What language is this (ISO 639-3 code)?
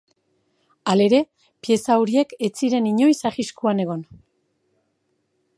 eus